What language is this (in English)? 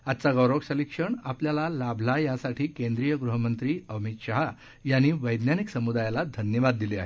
Marathi